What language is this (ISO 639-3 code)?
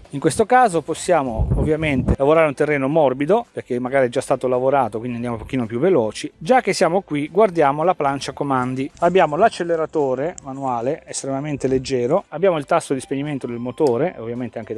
ita